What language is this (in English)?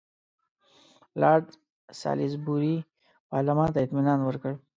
Pashto